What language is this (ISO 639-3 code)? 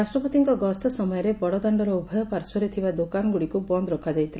ori